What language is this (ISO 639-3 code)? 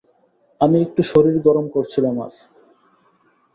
ben